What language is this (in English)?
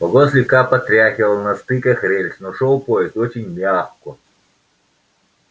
Russian